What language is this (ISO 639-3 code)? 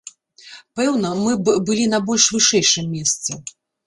bel